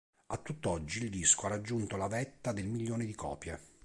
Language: Italian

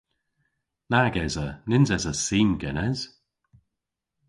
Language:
Cornish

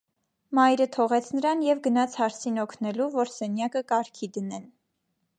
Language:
Armenian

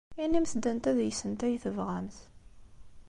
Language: Kabyle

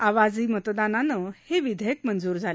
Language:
Marathi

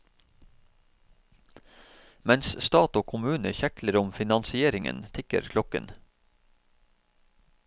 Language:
Norwegian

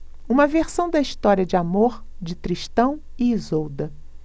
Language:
Portuguese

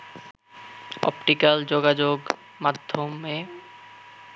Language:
Bangla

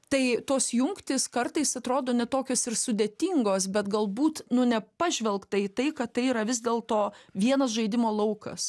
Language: Lithuanian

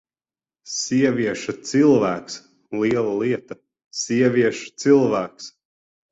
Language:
Latvian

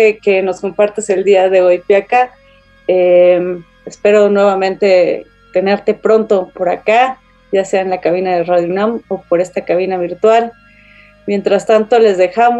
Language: Spanish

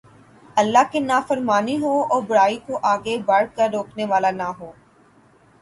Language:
Urdu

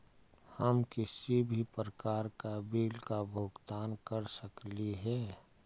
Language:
Magahi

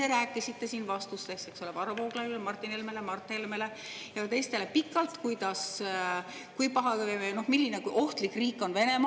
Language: Estonian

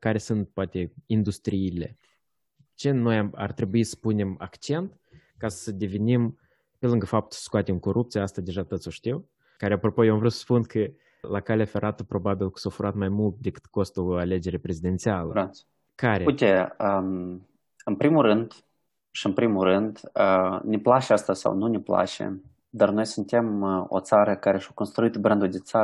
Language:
Romanian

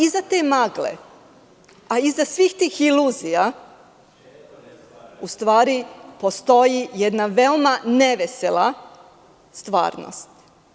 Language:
Serbian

